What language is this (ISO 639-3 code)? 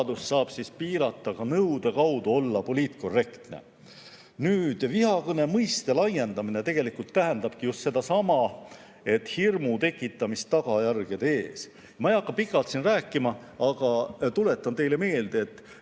est